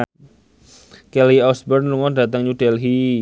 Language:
Javanese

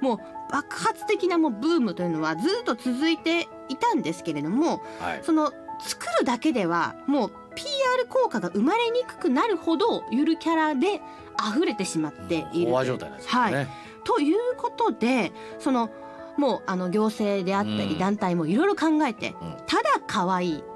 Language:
Japanese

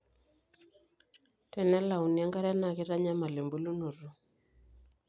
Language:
Masai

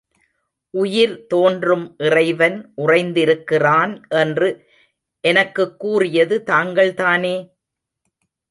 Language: Tamil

